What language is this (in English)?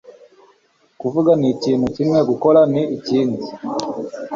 Kinyarwanda